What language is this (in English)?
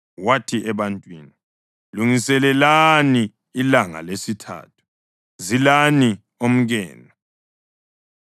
North Ndebele